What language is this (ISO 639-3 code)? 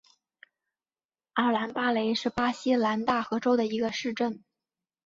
zho